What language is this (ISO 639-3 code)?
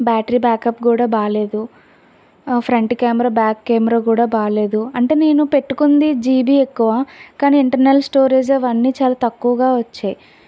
tel